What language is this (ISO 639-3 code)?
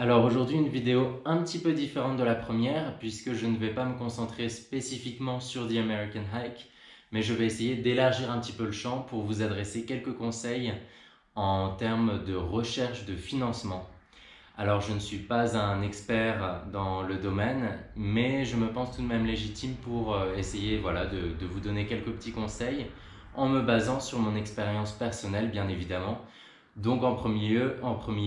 fra